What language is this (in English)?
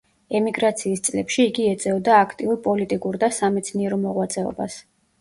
Georgian